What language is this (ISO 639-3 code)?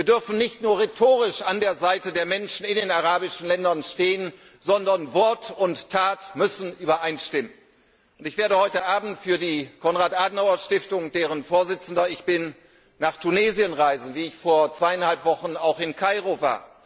deu